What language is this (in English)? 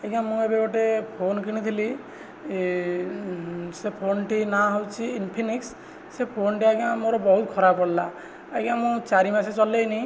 Odia